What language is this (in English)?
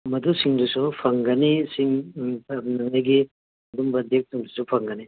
Manipuri